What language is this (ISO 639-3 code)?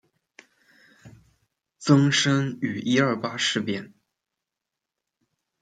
zho